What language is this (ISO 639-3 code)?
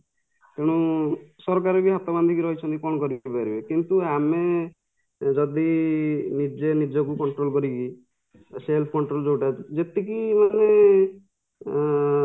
ori